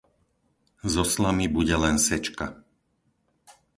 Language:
Slovak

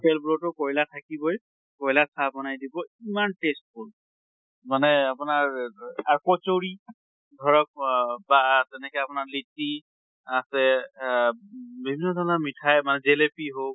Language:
Assamese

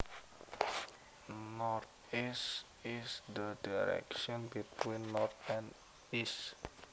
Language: Javanese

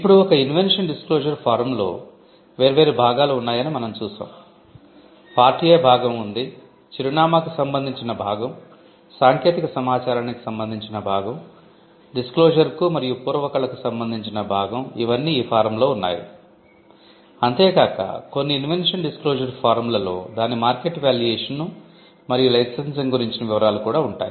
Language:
Telugu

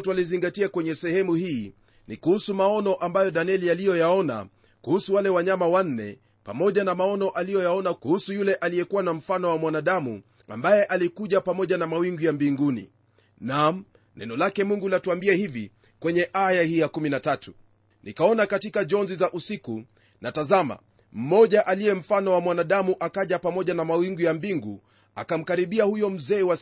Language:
Swahili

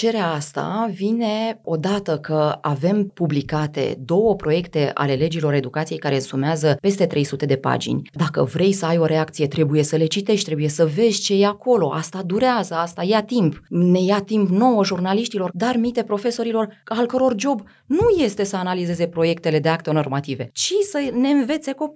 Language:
Romanian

